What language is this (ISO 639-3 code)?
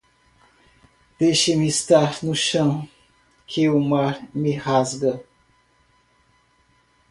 por